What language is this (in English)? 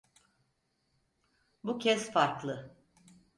Turkish